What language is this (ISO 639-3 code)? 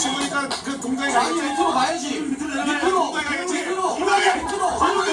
kor